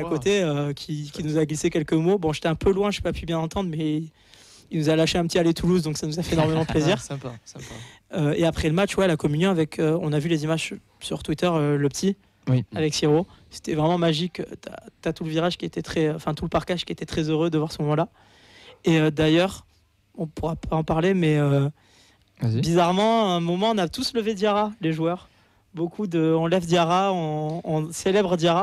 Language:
French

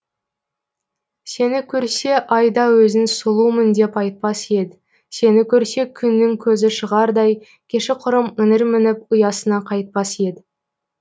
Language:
Kazakh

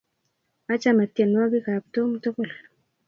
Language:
Kalenjin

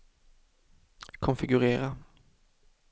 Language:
Swedish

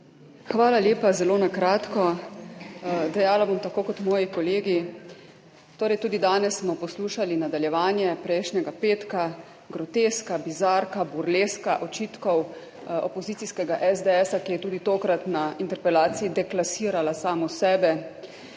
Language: Slovenian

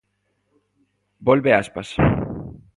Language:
Galician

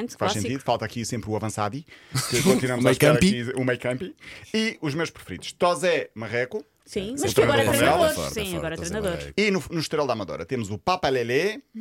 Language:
Portuguese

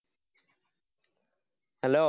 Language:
Malayalam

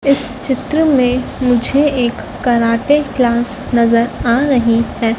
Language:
Hindi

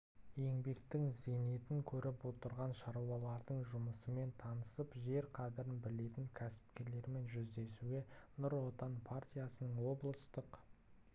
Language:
Kazakh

